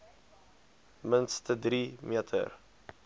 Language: Afrikaans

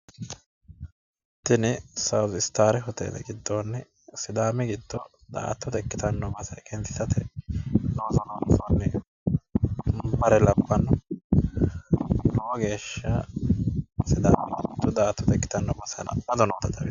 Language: Sidamo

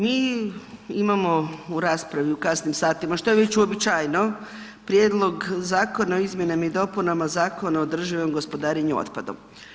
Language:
Croatian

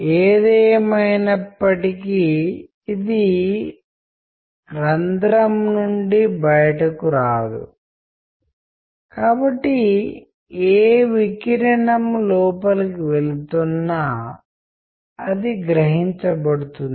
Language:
Telugu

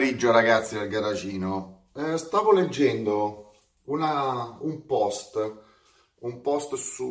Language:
Italian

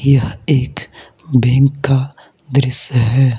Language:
Hindi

